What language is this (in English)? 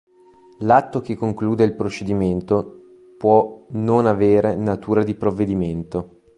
Italian